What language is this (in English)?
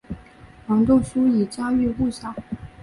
Chinese